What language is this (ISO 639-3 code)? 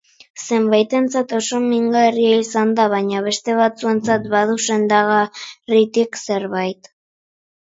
eus